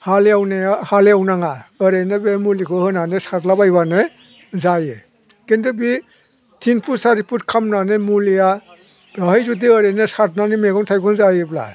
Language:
Bodo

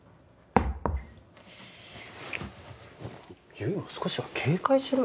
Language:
Japanese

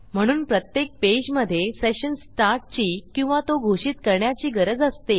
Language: Marathi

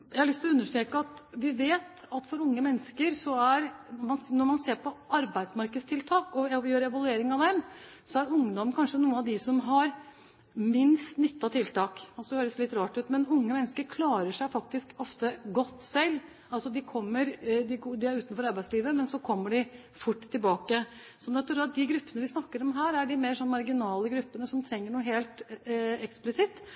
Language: Norwegian Bokmål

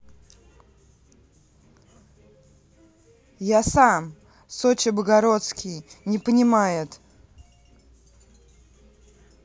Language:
Russian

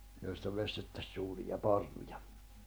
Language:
Finnish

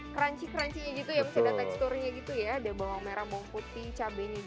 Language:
Indonesian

